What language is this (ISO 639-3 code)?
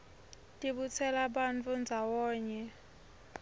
ssw